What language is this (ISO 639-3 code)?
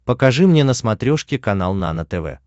rus